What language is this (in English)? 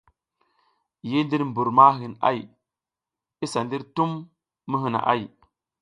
South Giziga